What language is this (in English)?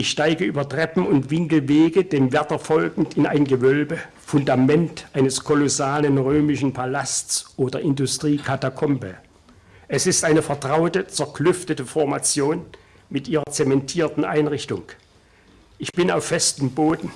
German